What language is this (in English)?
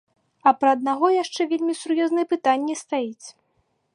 Belarusian